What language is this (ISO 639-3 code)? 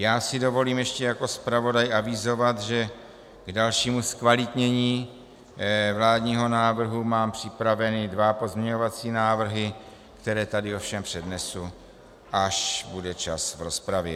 ces